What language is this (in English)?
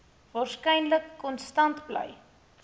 Afrikaans